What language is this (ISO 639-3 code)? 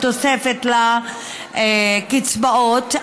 heb